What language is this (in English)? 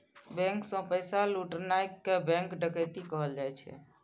Maithili